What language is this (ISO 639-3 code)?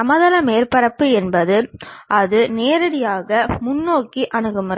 tam